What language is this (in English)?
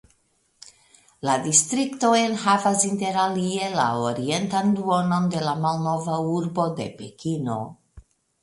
Esperanto